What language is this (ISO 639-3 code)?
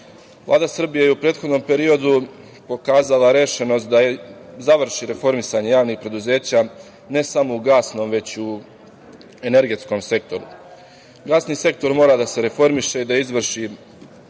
srp